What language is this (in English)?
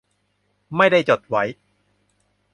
Thai